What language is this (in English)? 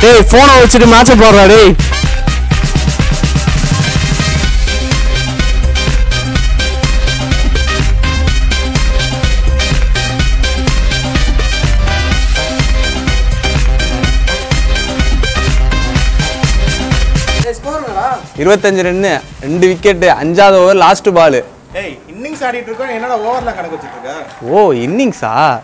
Korean